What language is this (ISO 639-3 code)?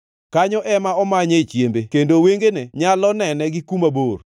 luo